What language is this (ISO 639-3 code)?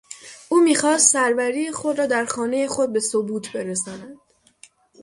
fas